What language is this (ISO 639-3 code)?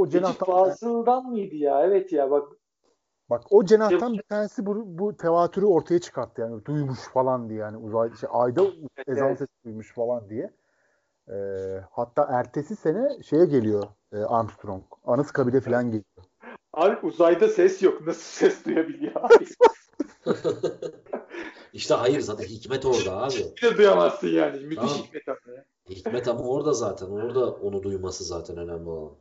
tur